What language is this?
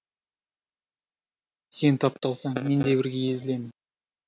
Kazakh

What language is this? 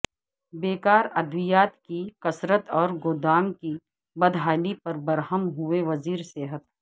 Urdu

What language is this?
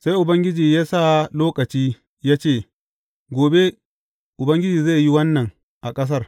Hausa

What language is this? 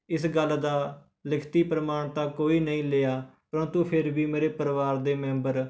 Punjabi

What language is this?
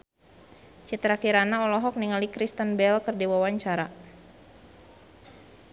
Sundanese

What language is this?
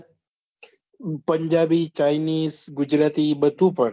Gujarati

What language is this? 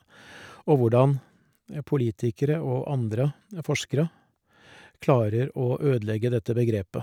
Norwegian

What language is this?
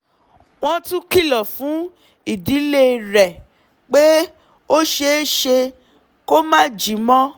Yoruba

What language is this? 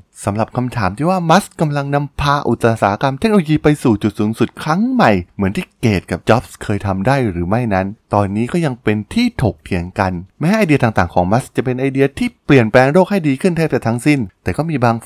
Thai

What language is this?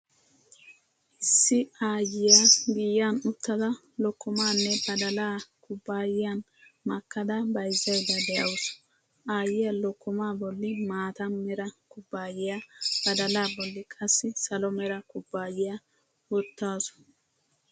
Wolaytta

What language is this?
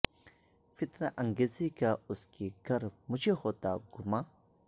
Urdu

